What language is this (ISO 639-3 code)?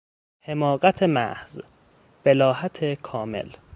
fas